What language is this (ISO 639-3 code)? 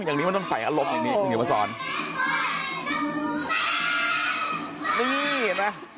tha